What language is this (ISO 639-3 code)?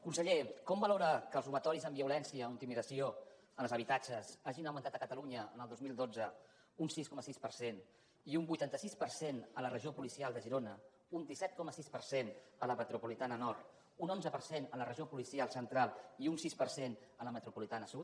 cat